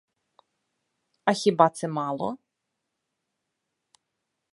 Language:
Ukrainian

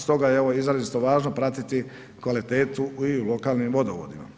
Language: Croatian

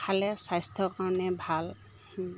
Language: Assamese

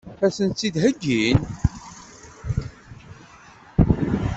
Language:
Kabyle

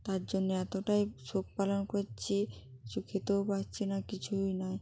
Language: Bangla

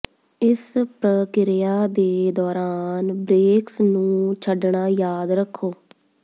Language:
Punjabi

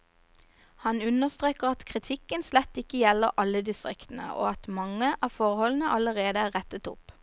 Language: Norwegian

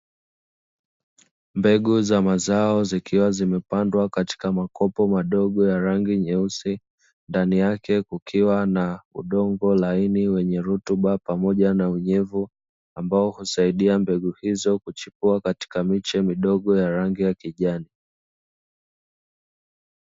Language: Swahili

